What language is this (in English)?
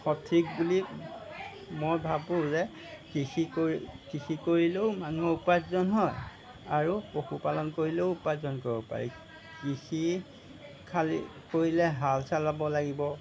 Assamese